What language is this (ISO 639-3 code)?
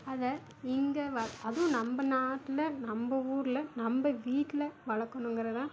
tam